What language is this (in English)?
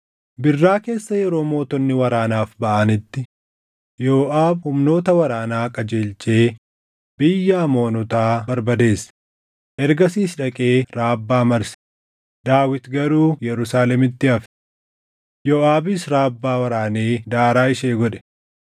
Oromo